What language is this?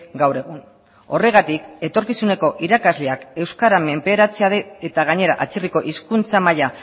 Basque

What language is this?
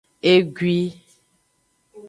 Aja (Benin)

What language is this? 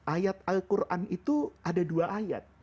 Indonesian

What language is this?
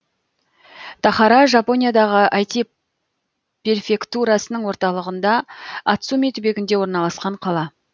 Kazakh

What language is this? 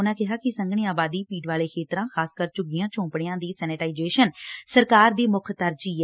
Punjabi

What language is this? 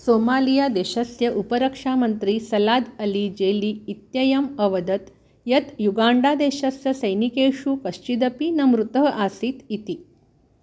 Sanskrit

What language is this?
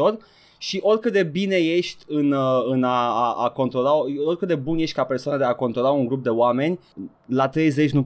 Romanian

